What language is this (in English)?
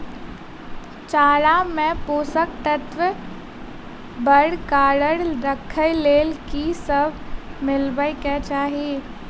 Maithili